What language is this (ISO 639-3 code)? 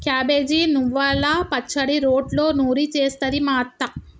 tel